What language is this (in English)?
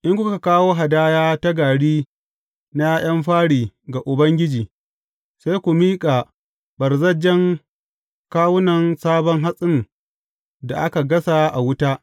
Hausa